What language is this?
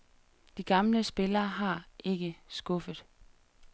Danish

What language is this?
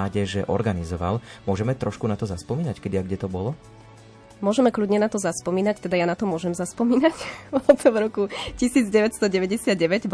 Slovak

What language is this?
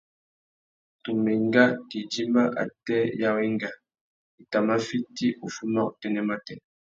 Tuki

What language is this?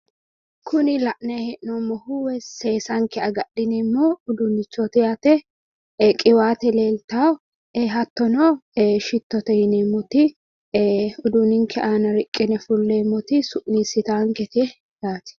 Sidamo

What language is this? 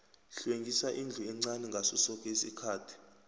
South Ndebele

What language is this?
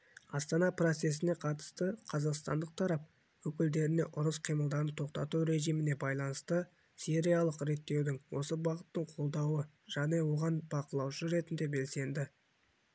Kazakh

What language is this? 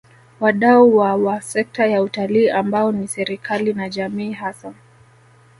Swahili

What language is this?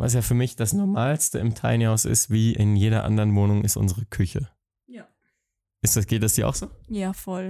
German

